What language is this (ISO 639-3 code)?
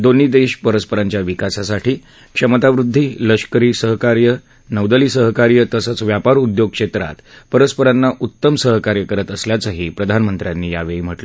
mar